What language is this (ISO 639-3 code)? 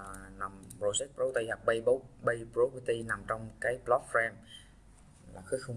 vie